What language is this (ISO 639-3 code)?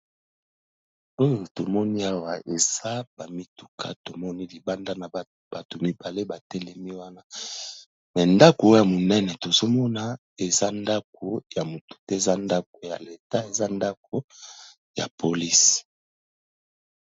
lin